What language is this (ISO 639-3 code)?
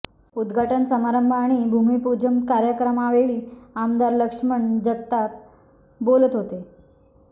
mar